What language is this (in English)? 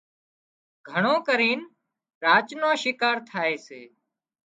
Wadiyara Koli